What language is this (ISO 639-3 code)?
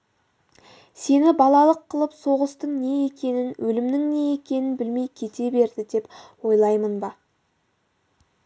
kaz